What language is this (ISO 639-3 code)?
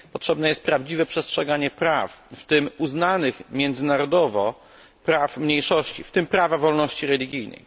pol